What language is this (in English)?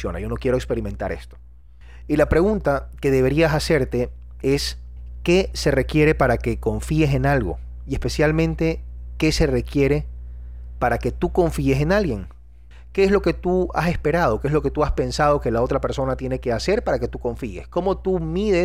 Spanish